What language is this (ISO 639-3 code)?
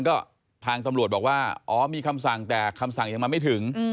tha